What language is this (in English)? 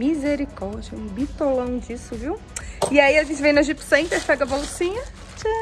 Portuguese